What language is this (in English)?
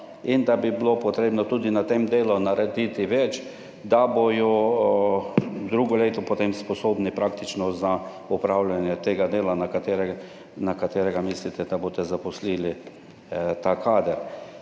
Slovenian